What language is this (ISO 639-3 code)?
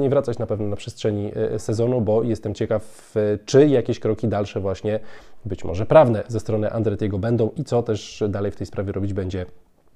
pol